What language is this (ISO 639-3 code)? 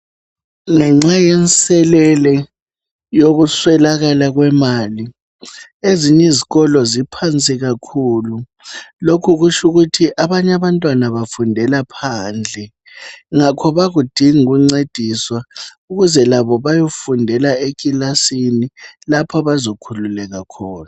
nde